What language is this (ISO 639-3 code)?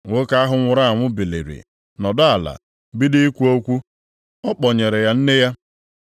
ibo